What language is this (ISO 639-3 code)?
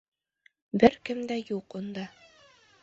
bak